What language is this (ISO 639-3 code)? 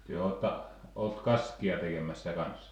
fin